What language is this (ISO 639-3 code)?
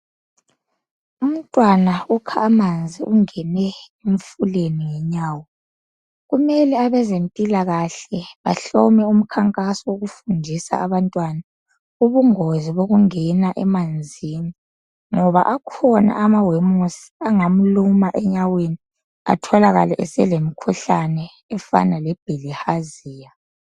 nde